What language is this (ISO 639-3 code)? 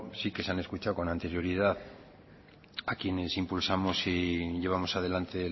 spa